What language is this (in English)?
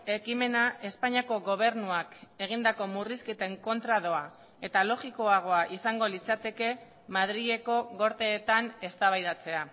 Basque